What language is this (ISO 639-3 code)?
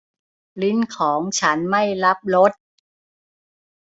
tha